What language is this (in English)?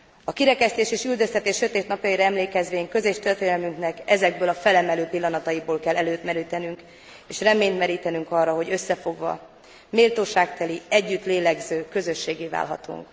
Hungarian